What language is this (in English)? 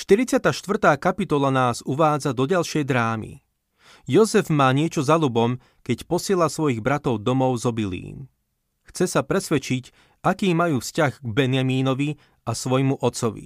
Slovak